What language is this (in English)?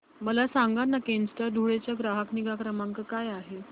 Marathi